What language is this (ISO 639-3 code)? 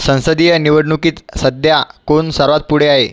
mar